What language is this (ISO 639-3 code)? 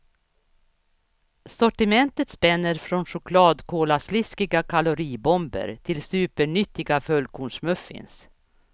swe